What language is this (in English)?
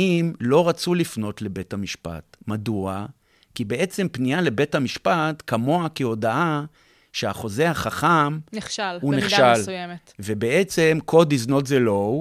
Hebrew